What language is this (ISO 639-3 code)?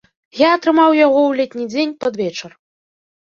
bel